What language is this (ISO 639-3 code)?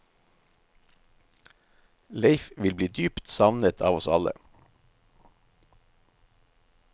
nor